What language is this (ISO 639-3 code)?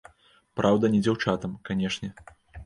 bel